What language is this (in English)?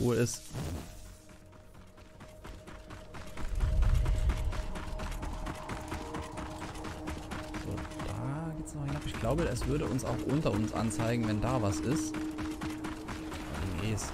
German